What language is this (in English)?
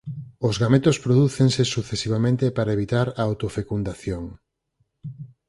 Galician